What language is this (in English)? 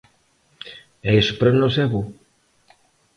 Galician